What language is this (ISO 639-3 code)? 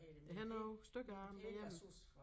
dan